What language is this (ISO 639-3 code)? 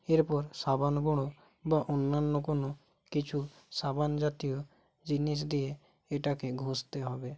ben